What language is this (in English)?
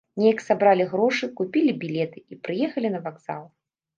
Belarusian